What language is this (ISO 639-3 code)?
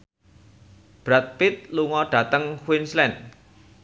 jav